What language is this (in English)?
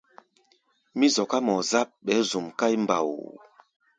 Gbaya